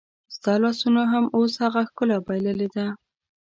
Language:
Pashto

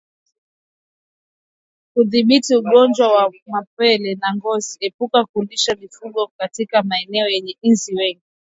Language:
Swahili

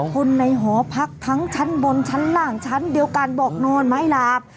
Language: Thai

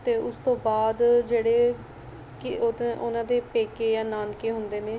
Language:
Punjabi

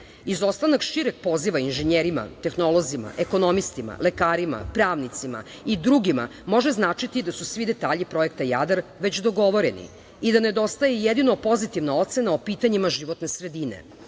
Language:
Serbian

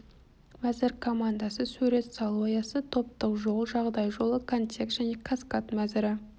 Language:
Kazakh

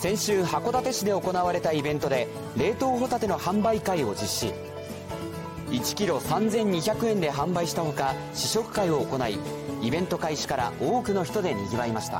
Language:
Japanese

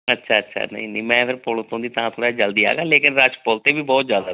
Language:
Punjabi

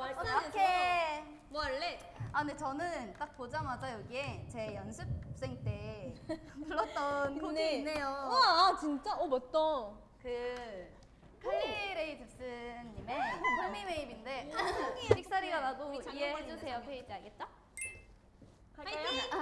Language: Korean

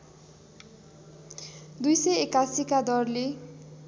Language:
Nepali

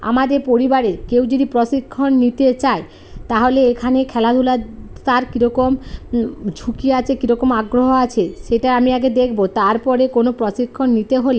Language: Bangla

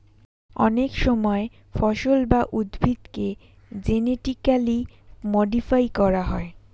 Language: Bangla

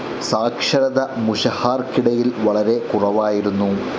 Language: Malayalam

